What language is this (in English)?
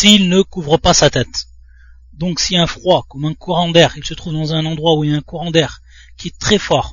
French